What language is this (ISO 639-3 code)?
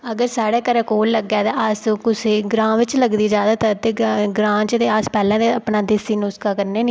doi